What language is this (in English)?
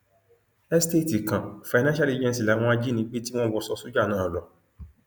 Yoruba